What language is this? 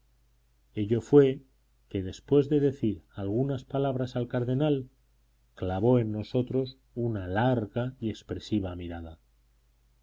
Spanish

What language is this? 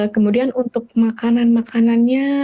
Indonesian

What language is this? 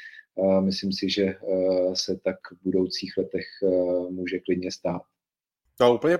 Czech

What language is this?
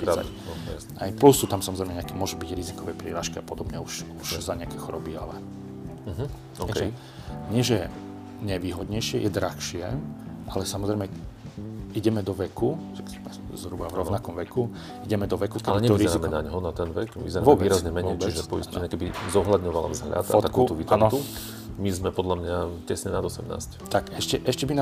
Slovak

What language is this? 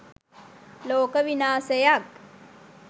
Sinhala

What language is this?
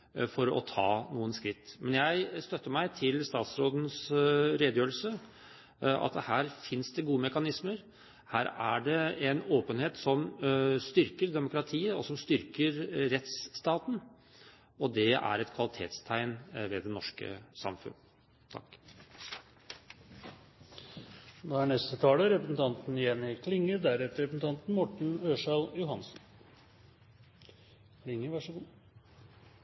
Norwegian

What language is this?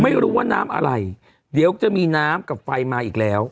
Thai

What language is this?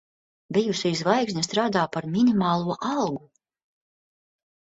Latvian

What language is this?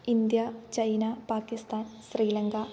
Sanskrit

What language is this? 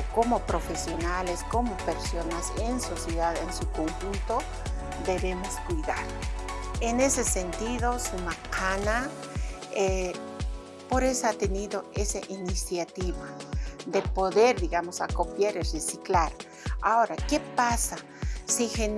Spanish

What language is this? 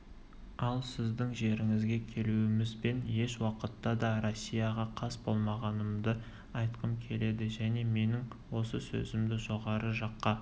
Kazakh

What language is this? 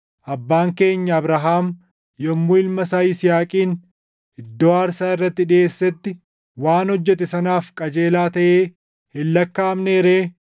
Oromo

